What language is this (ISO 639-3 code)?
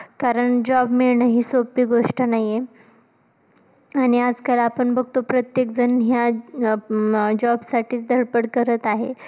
mar